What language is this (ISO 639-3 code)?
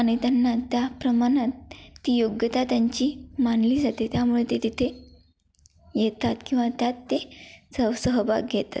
mar